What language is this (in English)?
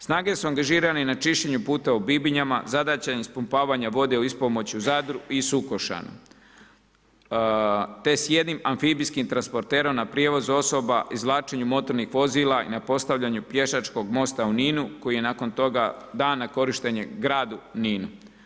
Croatian